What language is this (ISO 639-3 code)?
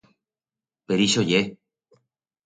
arg